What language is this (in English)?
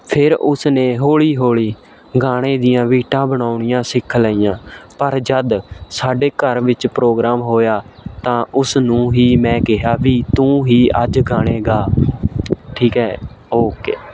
Punjabi